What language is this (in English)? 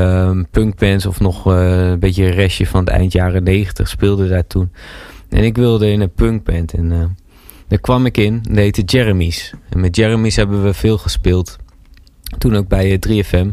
Dutch